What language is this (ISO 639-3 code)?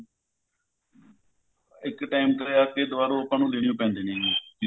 pan